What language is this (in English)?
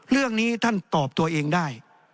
Thai